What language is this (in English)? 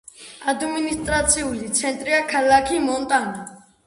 Georgian